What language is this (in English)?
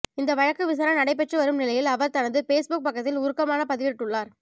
Tamil